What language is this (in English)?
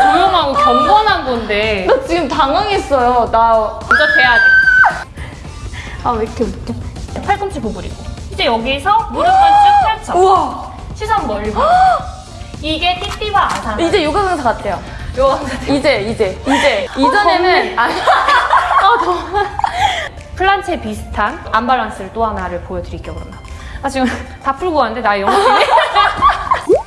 Korean